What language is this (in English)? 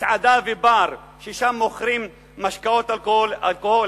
Hebrew